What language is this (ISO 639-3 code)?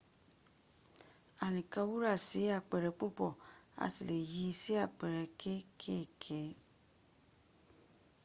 yor